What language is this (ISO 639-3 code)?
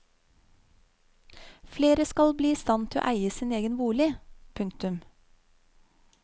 nor